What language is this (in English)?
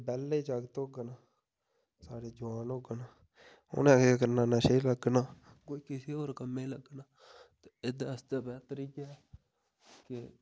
Dogri